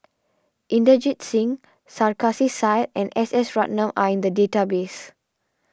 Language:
English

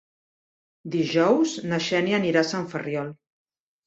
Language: Catalan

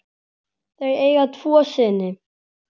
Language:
Icelandic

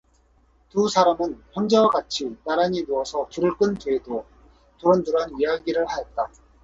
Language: Korean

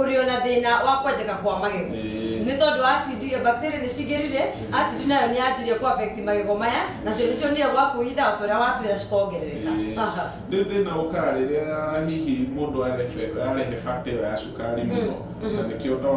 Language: French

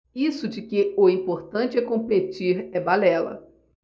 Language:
Portuguese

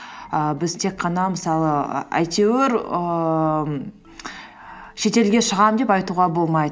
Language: Kazakh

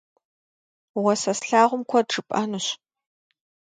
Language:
Kabardian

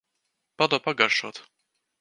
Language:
Latvian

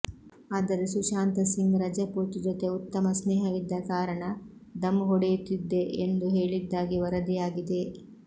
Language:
Kannada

